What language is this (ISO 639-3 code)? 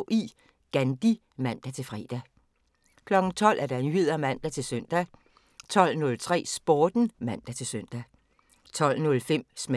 dan